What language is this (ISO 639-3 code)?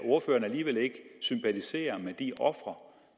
dan